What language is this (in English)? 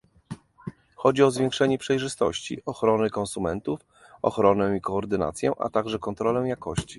Polish